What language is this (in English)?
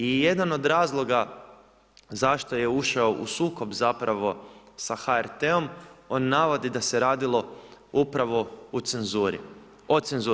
Croatian